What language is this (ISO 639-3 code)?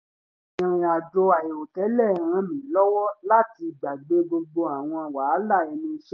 yor